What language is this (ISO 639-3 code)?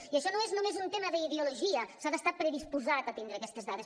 cat